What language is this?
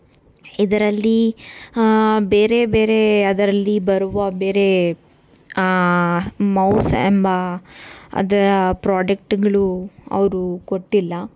Kannada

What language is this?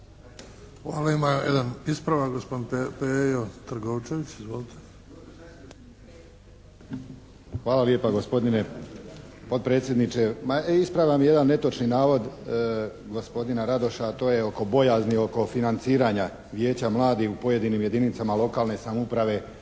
Croatian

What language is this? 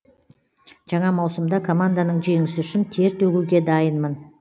Kazakh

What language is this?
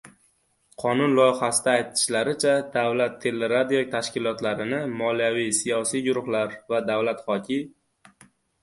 Uzbek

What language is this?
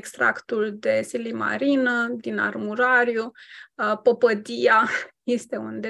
Romanian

